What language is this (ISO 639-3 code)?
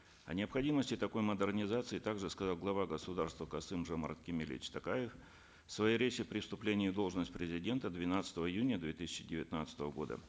kaz